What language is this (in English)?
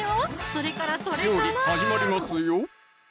Japanese